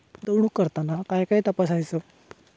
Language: Marathi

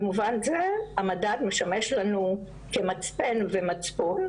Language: Hebrew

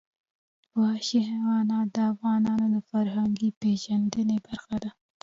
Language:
Pashto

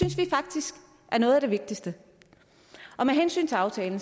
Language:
Danish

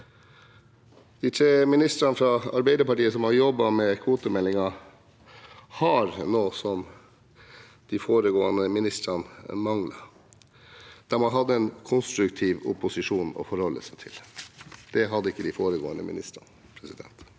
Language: Norwegian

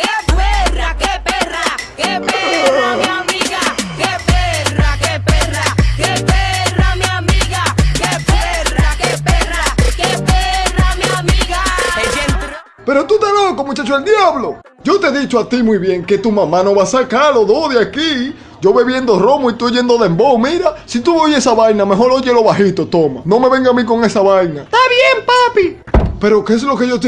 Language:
Spanish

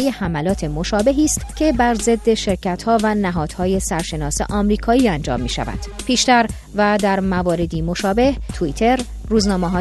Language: Persian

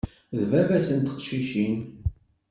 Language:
Kabyle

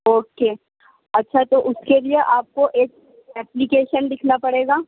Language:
Urdu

